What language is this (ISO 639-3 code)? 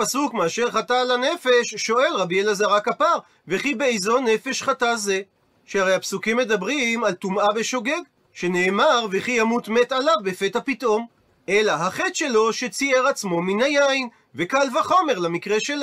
heb